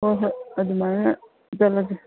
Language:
Manipuri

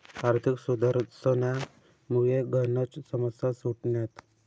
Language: Marathi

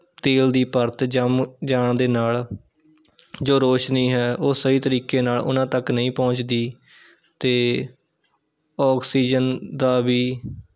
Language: Punjabi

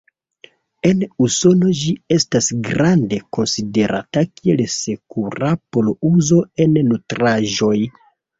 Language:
Esperanto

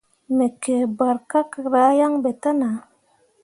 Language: Mundang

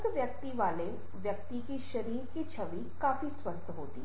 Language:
Hindi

